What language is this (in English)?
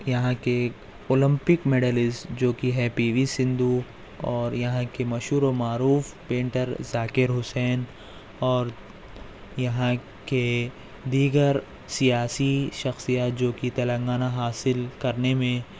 Urdu